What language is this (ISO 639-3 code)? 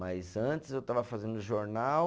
por